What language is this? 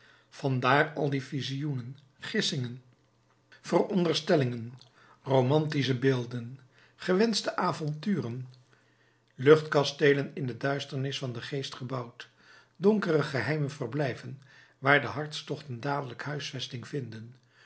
Dutch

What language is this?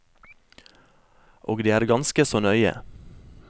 Norwegian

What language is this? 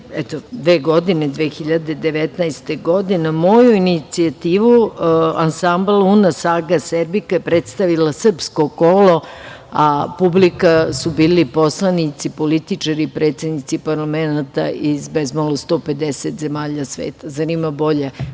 Serbian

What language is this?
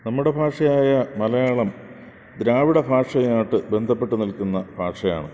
Malayalam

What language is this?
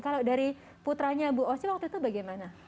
Indonesian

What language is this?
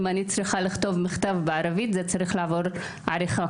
Hebrew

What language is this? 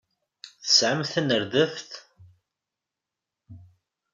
Kabyle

